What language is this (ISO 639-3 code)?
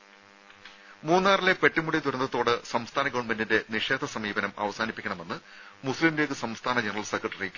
mal